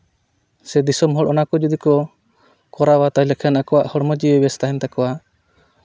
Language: Santali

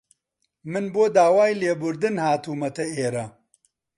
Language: Central Kurdish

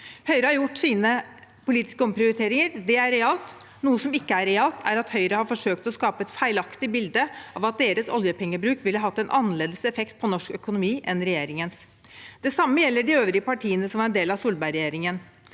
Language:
Norwegian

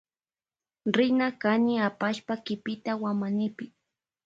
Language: Loja Highland Quichua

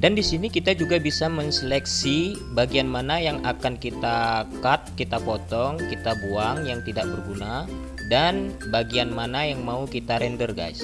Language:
Indonesian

